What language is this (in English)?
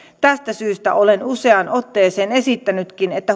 Finnish